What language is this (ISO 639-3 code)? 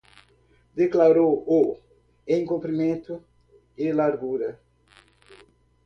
por